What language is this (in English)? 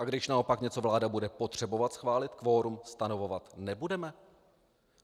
Czech